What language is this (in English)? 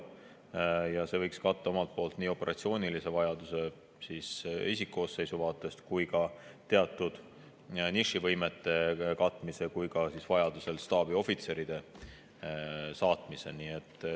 Estonian